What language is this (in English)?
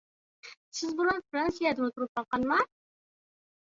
Uyghur